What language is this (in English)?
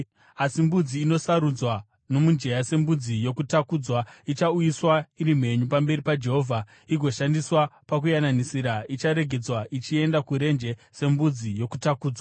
Shona